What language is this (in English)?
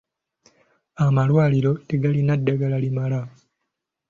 Ganda